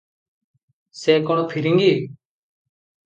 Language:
Odia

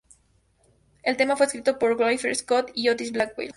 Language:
Spanish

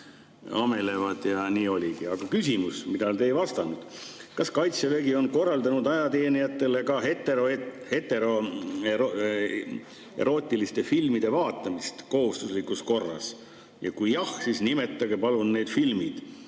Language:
Estonian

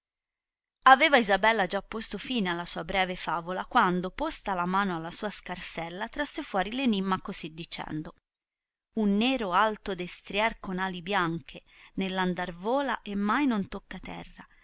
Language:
Italian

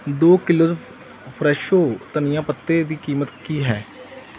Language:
Punjabi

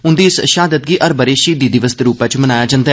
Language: Dogri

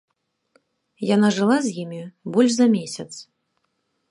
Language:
Belarusian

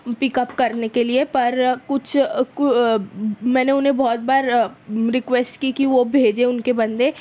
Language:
Urdu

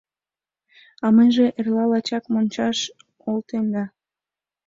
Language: Mari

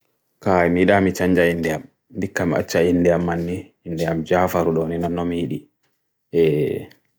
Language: Bagirmi Fulfulde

